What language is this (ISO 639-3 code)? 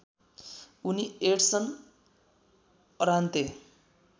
nep